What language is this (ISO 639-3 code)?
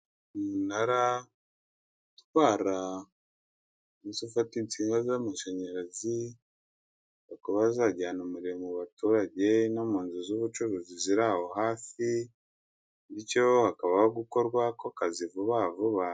kin